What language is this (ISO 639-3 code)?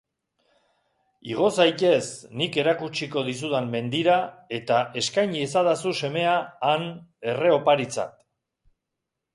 eus